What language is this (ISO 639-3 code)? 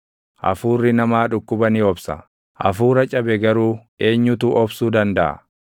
orm